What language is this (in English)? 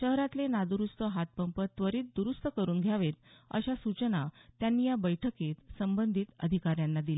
Marathi